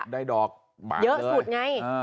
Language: Thai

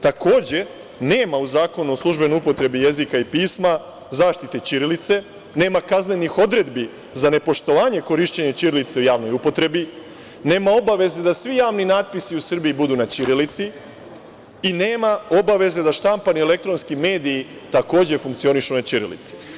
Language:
Serbian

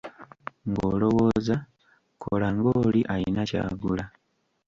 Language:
Ganda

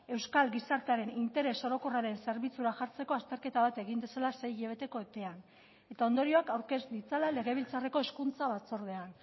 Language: Basque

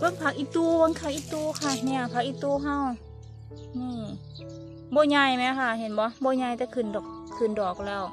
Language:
Thai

